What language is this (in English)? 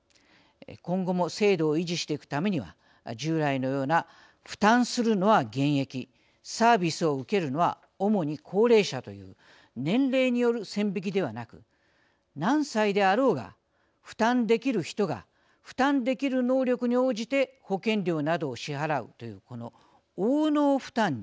Japanese